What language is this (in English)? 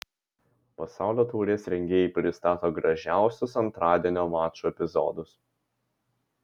Lithuanian